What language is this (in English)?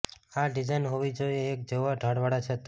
Gujarati